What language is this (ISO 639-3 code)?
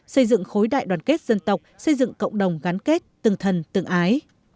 vie